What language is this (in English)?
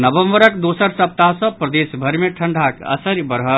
Maithili